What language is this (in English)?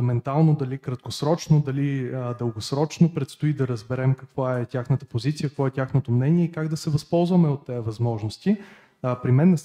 Bulgarian